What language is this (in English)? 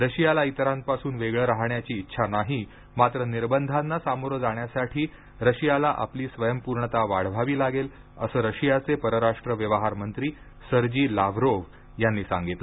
Marathi